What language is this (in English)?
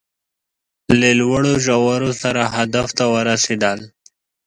Pashto